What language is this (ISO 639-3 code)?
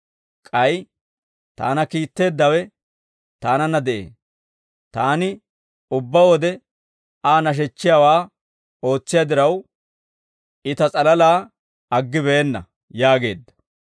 dwr